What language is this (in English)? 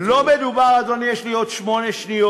Hebrew